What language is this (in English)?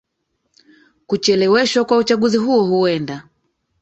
Swahili